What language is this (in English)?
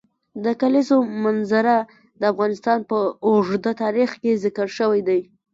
Pashto